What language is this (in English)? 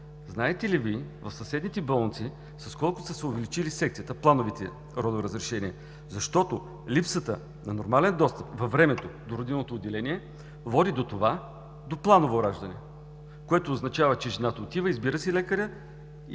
Bulgarian